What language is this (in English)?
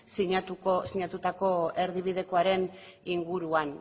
Basque